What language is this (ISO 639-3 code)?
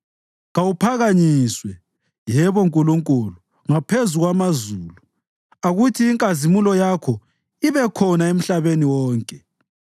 nde